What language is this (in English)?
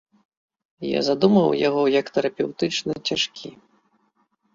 Belarusian